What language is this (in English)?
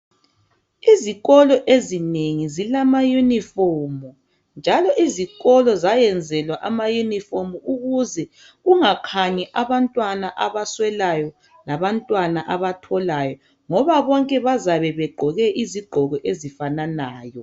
North Ndebele